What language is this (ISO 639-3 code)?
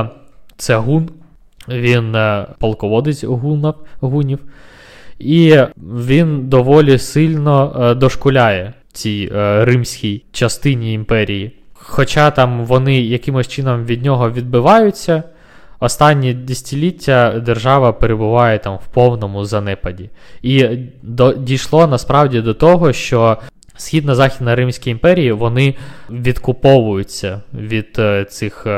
ukr